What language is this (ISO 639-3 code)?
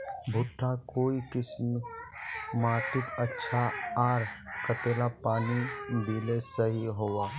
mag